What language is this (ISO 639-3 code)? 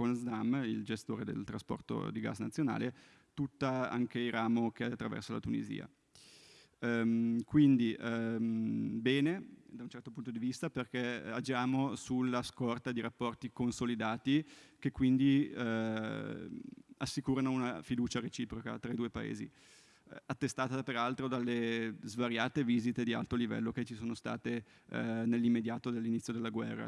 ita